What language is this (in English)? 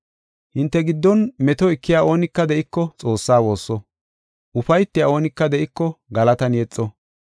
Gofa